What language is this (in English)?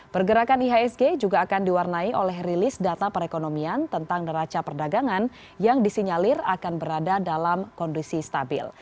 Indonesian